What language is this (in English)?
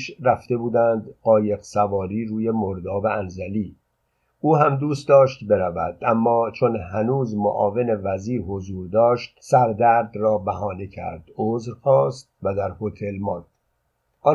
Persian